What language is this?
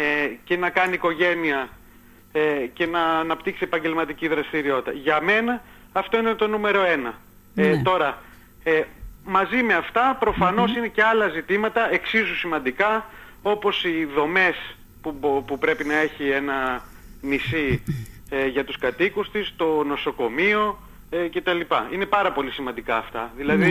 Greek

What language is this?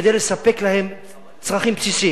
Hebrew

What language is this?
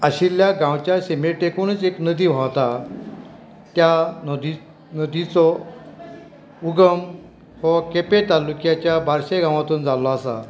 Konkani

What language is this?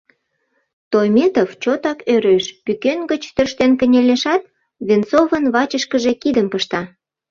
Mari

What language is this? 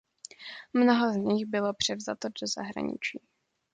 Czech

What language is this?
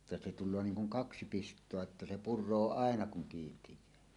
Finnish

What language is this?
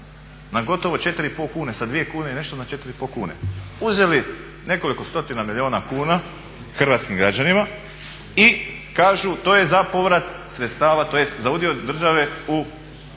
Croatian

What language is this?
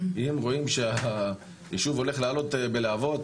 Hebrew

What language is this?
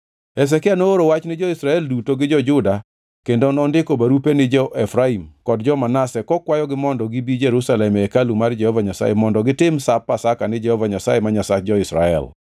Luo (Kenya and Tanzania)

